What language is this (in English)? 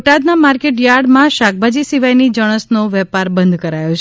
Gujarati